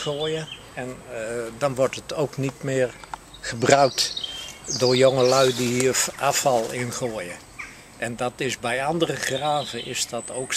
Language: Dutch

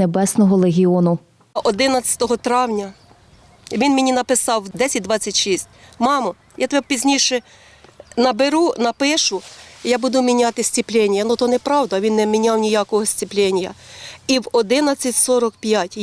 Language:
Ukrainian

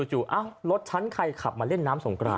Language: Thai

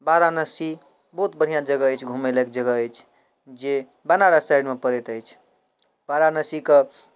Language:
Maithili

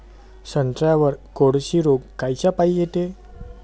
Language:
Marathi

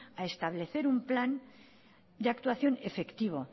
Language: Spanish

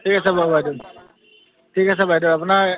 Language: Assamese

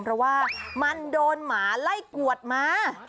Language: Thai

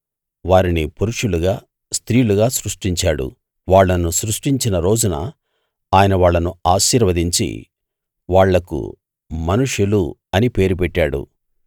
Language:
Telugu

